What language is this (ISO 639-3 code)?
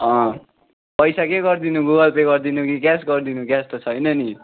nep